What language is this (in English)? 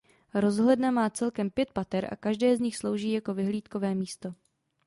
Czech